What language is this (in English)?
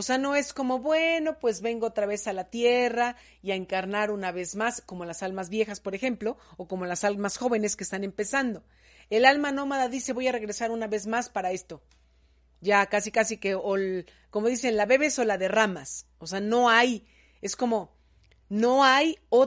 Spanish